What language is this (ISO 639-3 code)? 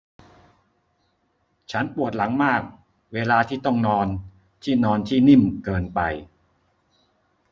tha